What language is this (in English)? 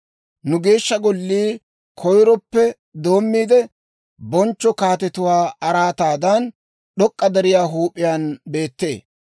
Dawro